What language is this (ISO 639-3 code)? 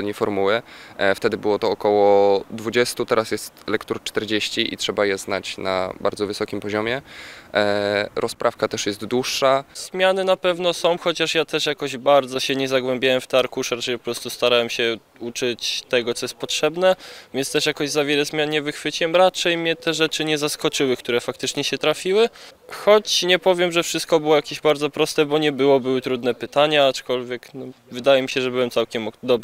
pol